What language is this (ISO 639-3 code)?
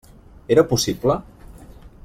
cat